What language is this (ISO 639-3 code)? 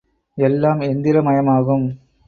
tam